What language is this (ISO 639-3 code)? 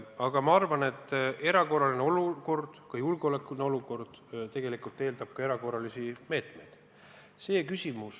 est